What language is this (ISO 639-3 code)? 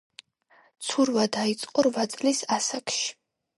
kat